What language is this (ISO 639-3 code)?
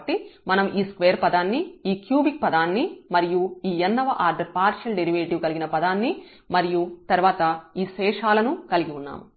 tel